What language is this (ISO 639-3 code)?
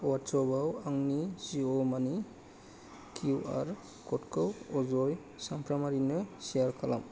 brx